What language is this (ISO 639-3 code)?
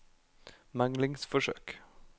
nor